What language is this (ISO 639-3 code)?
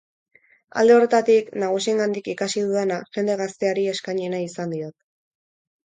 eus